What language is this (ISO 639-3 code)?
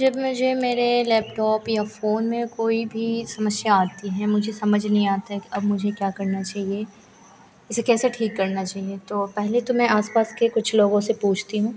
hin